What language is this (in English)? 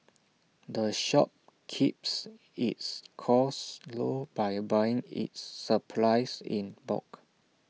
English